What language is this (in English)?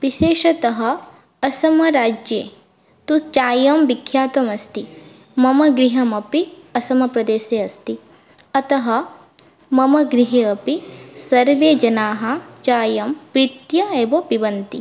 Sanskrit